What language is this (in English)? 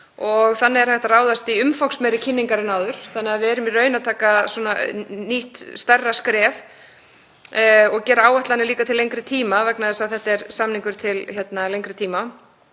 Icelandic